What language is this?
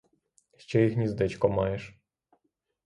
Ukrainian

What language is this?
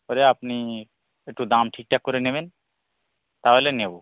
Bangla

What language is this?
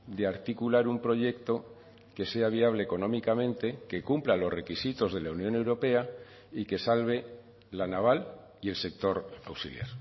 Spanish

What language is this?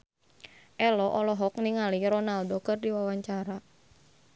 Sundanese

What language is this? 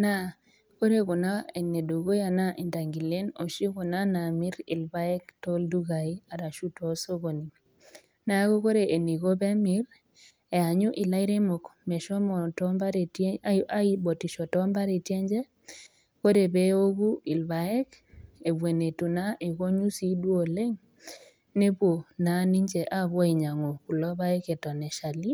Masai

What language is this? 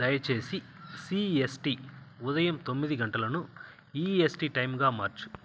Telugu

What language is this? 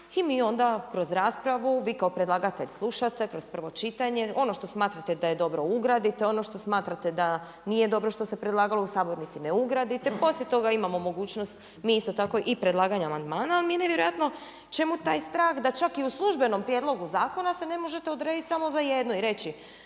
Croatian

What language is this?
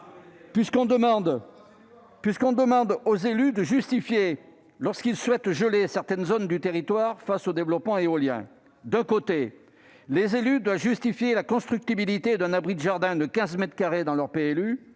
French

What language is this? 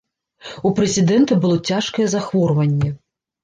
Belarusian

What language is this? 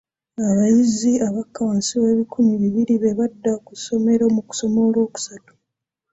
Ganda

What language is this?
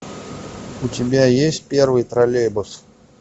Russian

